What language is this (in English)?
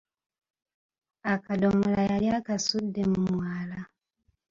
Ganda